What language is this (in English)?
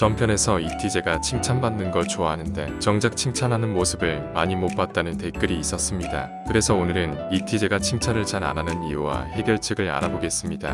Korean